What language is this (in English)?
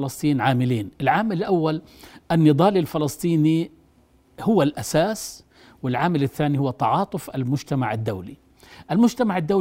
Arabic